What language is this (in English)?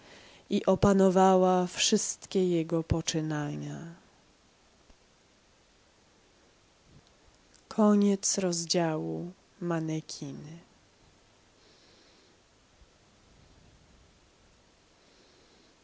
Polish